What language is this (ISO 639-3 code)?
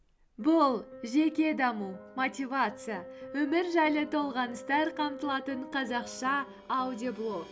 kaz